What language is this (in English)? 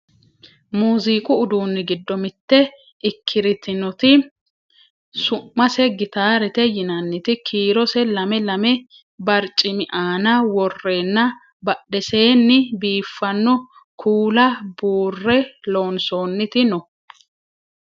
Sidamo